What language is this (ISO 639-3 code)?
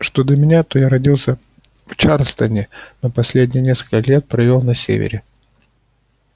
rus